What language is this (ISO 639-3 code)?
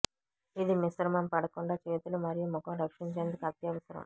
tel